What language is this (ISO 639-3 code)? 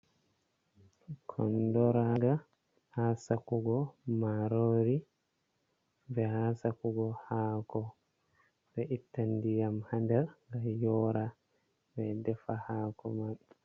ful